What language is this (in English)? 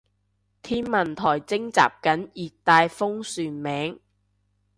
Cantonese